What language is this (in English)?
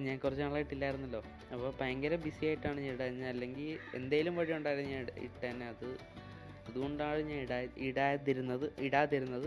Malayalam